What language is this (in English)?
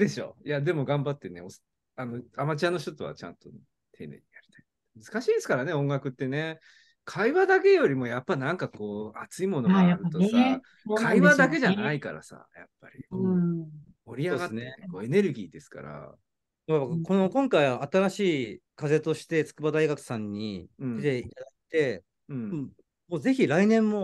Japanese